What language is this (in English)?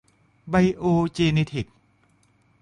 Thai